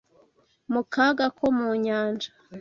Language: Kinyarwanda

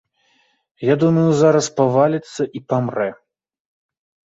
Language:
Belarusian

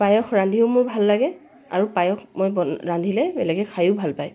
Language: Assamese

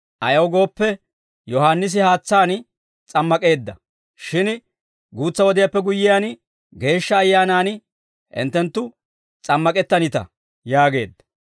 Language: Dawro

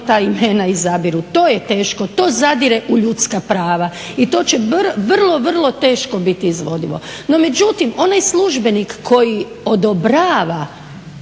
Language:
Croatian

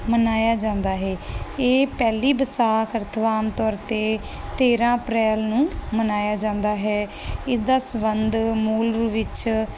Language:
Punjabi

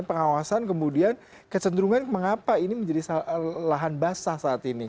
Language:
Indonesian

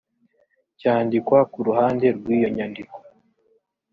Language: Kinyarwanda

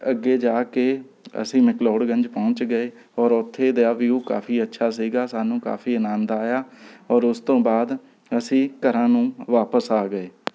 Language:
Punjabi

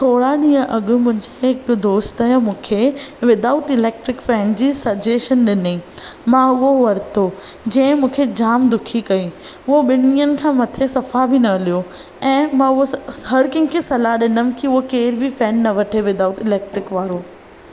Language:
Sindhi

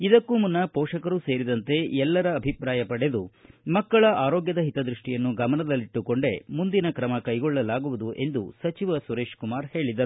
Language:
Kannada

